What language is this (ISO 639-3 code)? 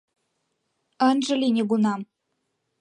chm